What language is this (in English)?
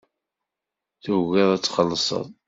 Kabyle